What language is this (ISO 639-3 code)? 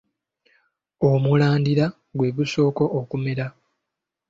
lug